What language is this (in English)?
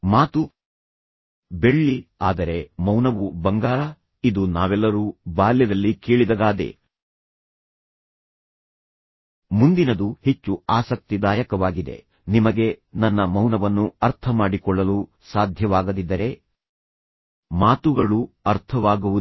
Kannada